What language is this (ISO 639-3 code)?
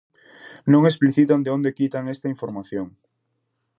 glg